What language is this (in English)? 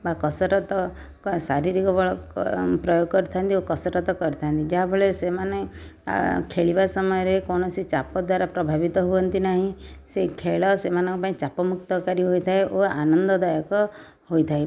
Odia